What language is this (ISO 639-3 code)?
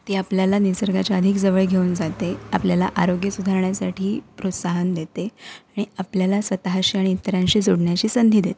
mar